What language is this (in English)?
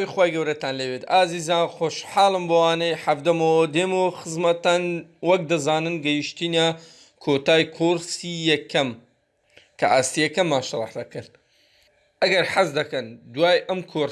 Turkish